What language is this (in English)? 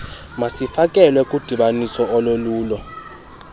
Xhosa